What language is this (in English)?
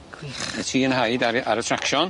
Welsh